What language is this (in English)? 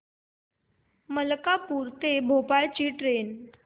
Marathi